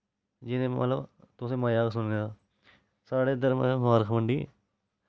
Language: Dogri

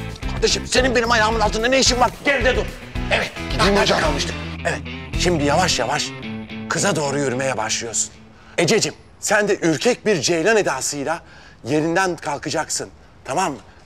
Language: Turkish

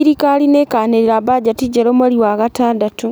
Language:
Kikuyu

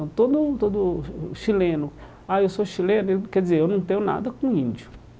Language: Portuguese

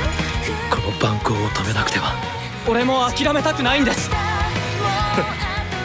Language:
Japanese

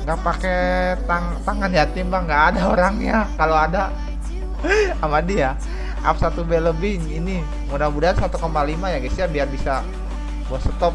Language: Indonesian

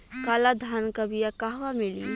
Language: Bhojpuri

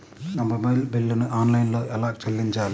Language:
Telugu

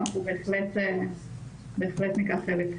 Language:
Hebrew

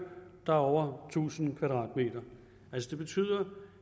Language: Danish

